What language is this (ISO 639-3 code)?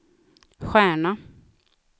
swe